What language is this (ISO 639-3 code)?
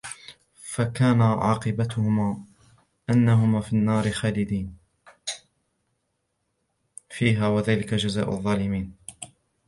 ara